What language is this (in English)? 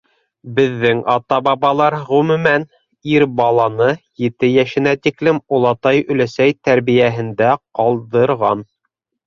Bashkir